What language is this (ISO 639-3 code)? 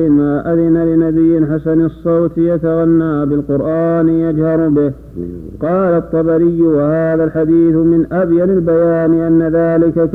ara